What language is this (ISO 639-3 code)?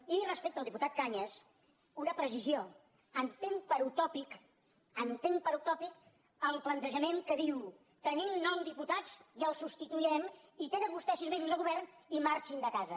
cat